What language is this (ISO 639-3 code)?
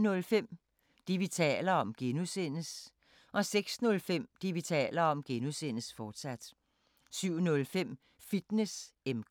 dan